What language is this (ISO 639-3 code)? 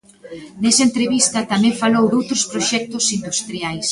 glg